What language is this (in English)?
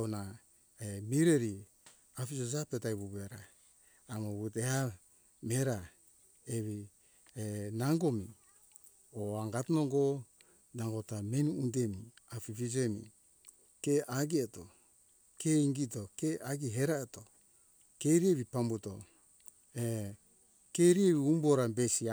Hunjara-Kaina Ke